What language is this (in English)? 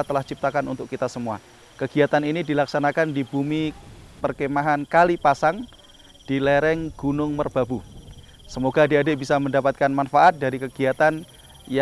Indonesian